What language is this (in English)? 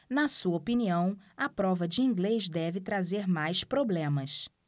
Portuguese